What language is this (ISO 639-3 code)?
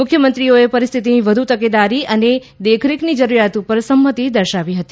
guj